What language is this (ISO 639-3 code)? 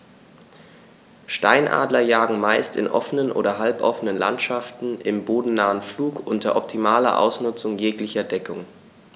deu